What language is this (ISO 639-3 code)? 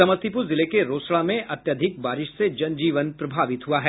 hin